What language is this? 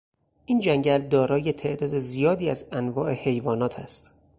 Persian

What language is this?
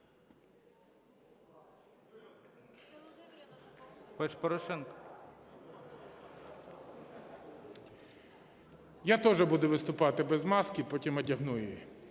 Ukrainian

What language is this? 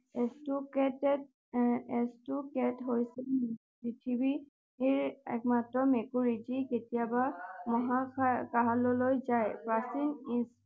Assamese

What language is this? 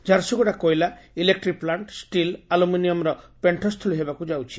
Odia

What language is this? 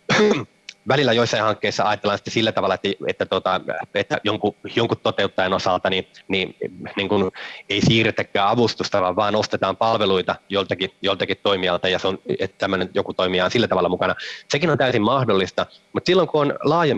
Finnish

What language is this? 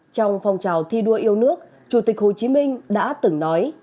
Vietnamese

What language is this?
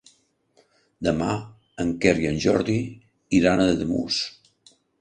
Catalan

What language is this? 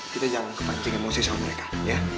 Indonesian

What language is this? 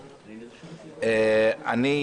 Hebrew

